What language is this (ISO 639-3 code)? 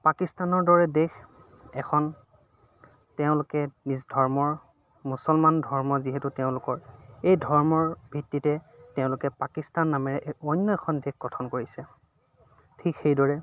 asm